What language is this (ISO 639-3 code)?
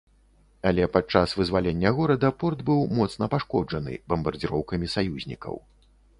bel